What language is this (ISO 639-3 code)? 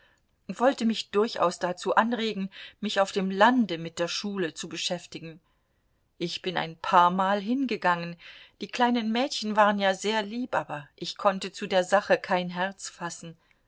deu